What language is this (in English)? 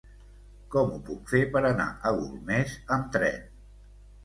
Catalan